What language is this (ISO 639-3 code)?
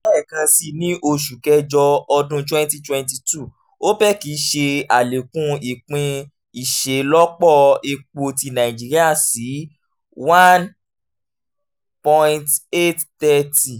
yor